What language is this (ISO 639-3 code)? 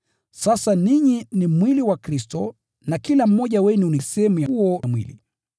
swa